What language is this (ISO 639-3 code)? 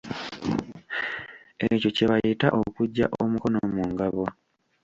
lug